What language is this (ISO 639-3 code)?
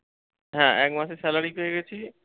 ben